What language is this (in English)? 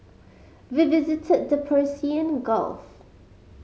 English